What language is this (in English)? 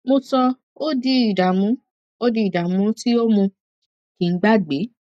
Yoruba